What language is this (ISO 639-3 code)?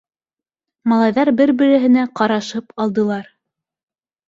bak